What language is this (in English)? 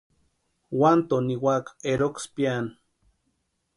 Western Highland Purepecha